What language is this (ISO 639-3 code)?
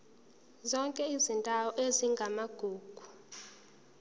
zul